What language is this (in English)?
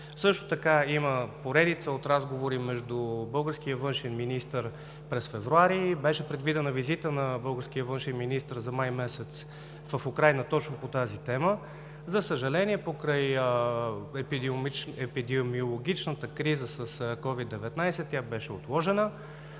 Bulgarian